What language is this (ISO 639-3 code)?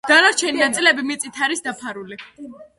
kat